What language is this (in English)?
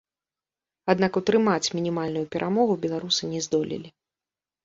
Belarusian